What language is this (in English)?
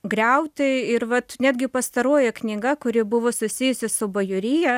Lithuanian